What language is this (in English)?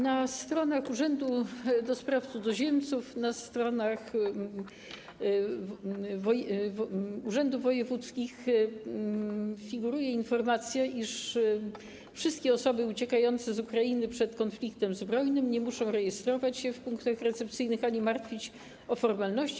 Polish